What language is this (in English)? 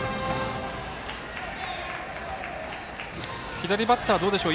Japanese